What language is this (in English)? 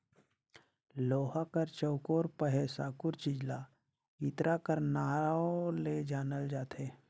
Chhattisgarhi